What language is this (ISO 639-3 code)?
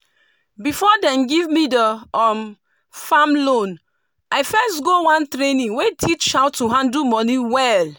pcm